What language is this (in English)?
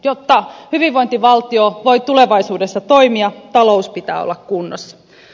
Finnish